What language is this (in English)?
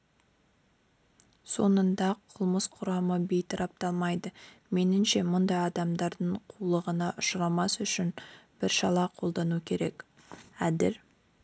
Kazakh